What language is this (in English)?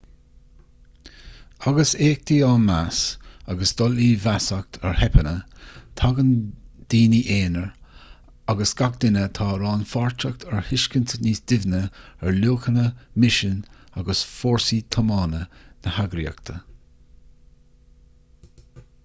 Irish